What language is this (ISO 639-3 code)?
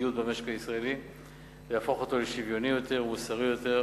heb